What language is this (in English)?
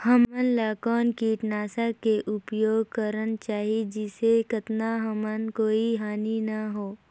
Chhattisgarhi